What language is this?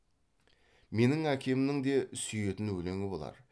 Kazakh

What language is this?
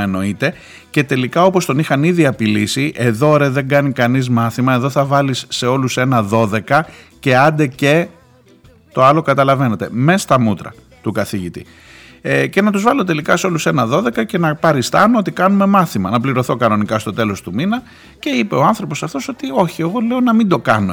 Greek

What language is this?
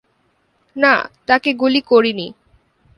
Bangla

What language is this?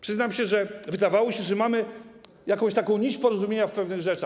Polish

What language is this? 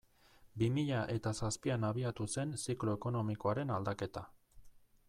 Basque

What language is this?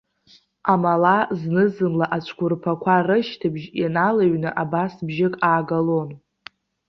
Abkhazian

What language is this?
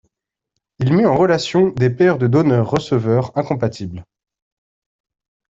French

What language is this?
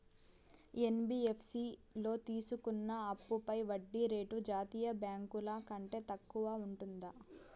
Telugu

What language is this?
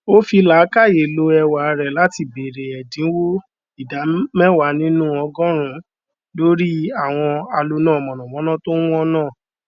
Yoruba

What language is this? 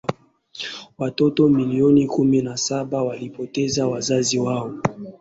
Swahili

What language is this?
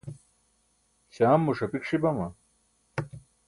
Burushaski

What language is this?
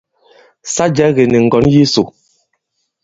Bankon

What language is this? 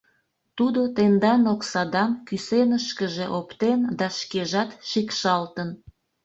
Mari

